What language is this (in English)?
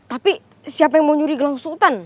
Indonesian